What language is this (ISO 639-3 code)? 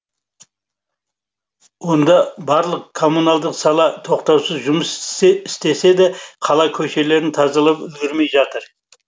kaz